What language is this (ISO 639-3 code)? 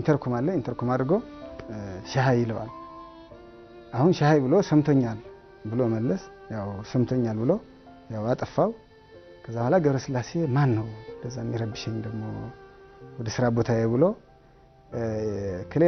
ara